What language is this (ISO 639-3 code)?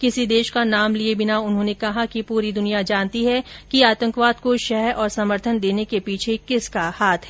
hin